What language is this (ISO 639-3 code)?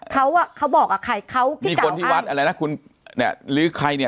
tha